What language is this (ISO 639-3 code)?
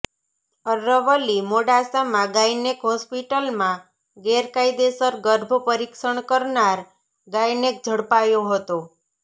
guj